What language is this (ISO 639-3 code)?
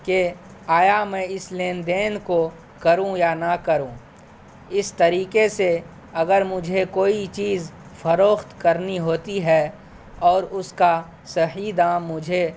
urd